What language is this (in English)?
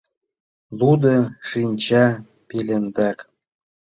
Mari